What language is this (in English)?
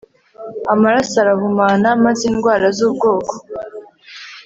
Kinyarwanda